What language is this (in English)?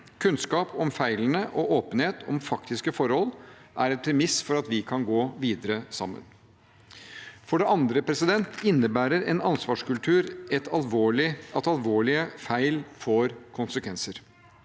Norwegian